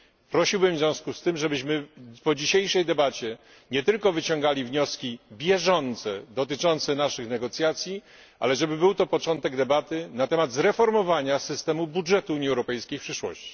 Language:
Polish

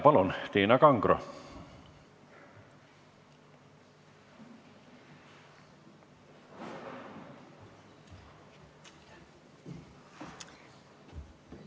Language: Estonian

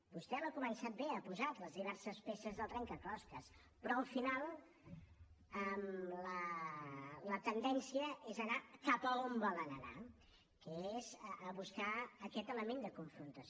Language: Catalan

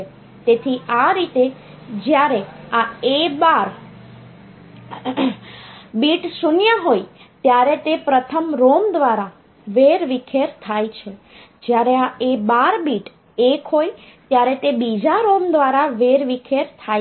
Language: Gujarati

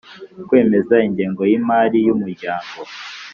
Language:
Kinyarwanda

